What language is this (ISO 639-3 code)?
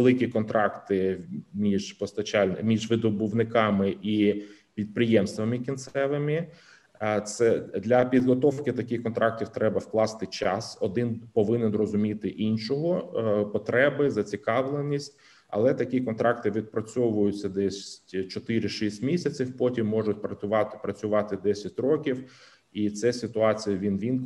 ukr